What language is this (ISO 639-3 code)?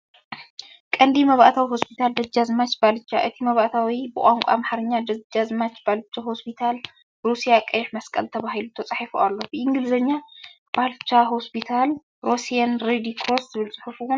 tir